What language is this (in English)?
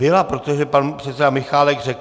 Czech